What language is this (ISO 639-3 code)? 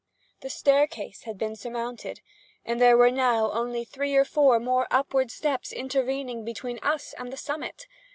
eng